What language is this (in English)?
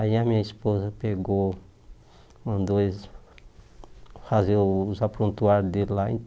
Portuguese